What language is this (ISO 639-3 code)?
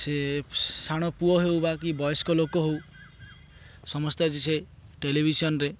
ori